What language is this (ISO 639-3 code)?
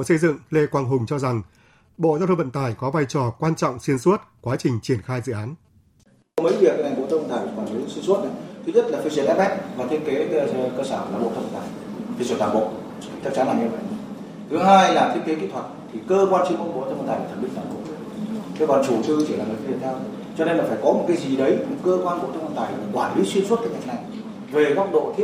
vie